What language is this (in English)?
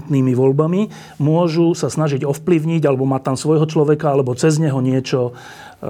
Slovak